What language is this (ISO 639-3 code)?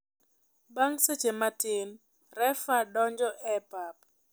luo